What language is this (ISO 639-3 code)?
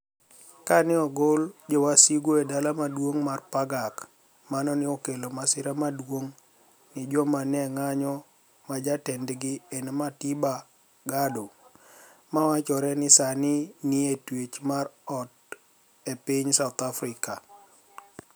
luo